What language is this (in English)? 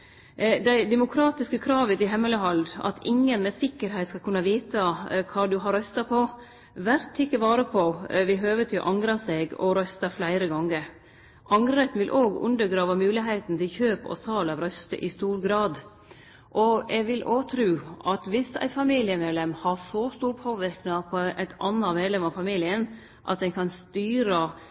Norwegian Nynorsk